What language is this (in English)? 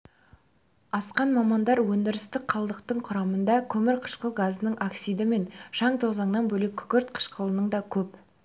Kazakh